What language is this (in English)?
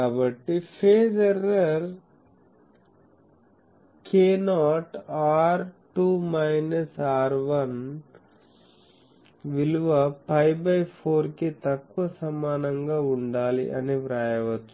Telugu